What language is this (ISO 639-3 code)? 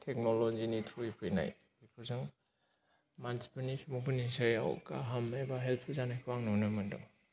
brx